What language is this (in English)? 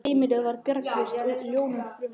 Icelandic